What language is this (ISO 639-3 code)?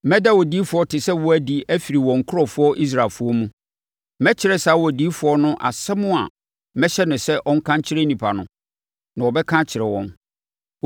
aka